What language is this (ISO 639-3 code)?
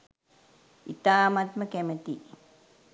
sin